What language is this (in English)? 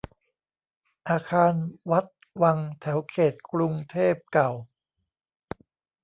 Thai